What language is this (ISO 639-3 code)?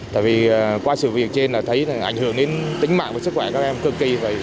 vie